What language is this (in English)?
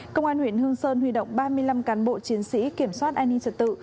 Vietnamese